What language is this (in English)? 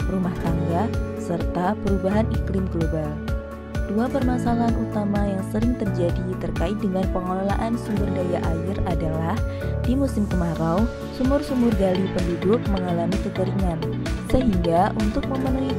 Indonesian